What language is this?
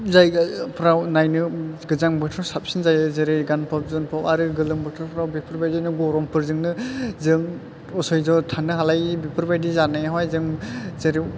Bodo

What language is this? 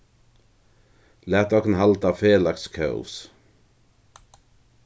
Faroese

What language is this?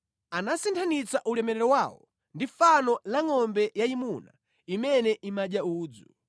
Nyanja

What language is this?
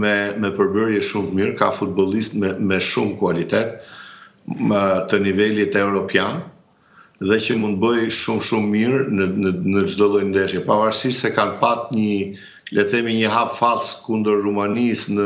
Romanian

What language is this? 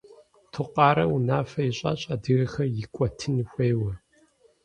Kabardian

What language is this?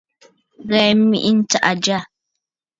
Bafut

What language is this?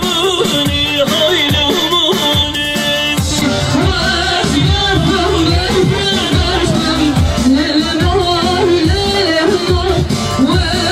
Turkish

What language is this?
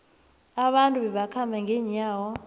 South Ndebele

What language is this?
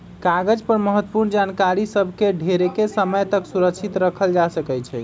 Magahi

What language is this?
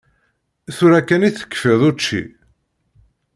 Kabyle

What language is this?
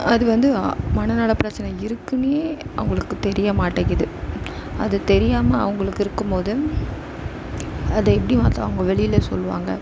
Tamil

